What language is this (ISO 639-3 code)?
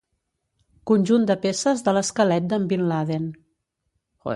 cat